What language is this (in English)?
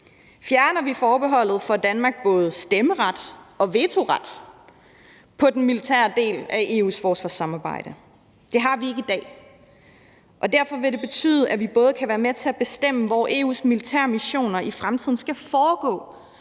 Danish